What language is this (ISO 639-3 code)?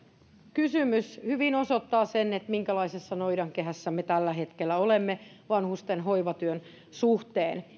fin